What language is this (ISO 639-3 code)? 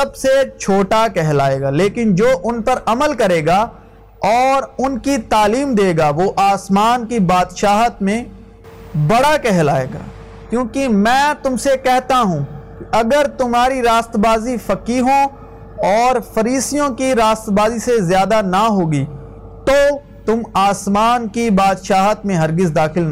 urd